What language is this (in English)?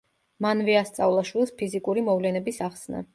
Georgian